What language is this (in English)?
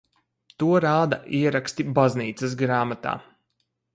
Latvian